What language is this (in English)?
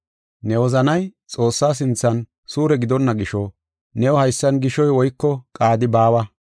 Gofa